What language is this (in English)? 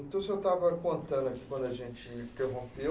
Portuguese